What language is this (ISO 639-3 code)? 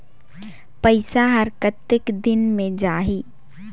hne